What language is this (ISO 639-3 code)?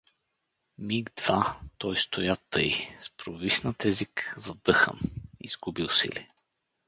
bul